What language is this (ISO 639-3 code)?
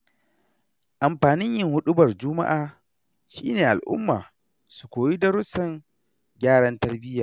hau